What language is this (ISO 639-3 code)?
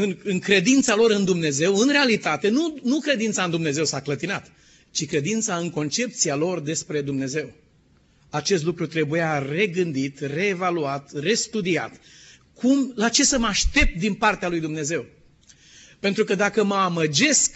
ron